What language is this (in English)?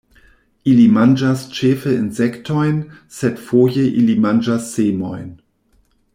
Esperanto